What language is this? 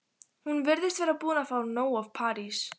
Icelandic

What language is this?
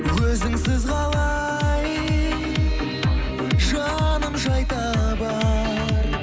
Kazakh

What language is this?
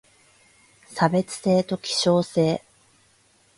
Japanese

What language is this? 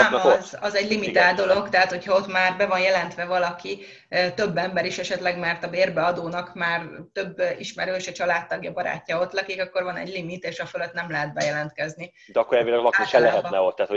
Hungarian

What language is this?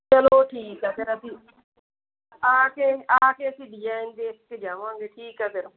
Punjabi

